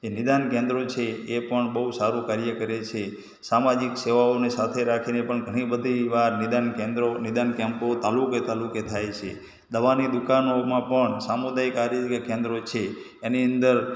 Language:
Gujarati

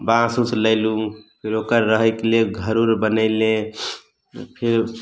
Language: Maithili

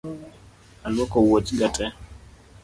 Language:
Luo (Kenya and Tanzania)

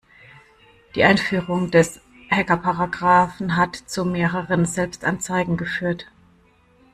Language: German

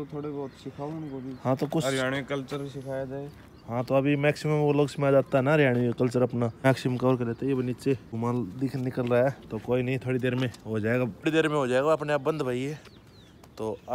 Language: Hindi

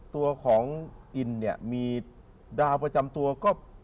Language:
Thai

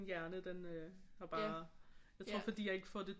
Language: Danish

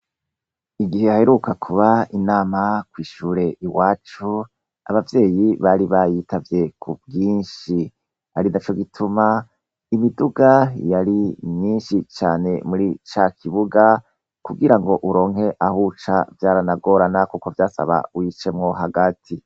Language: Rundi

